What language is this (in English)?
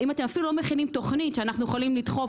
Hebrew